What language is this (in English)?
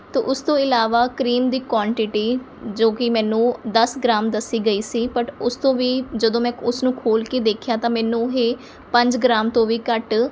Punjabi